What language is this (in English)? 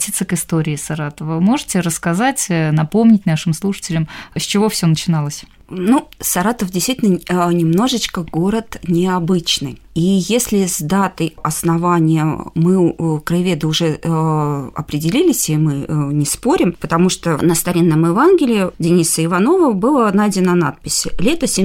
Russian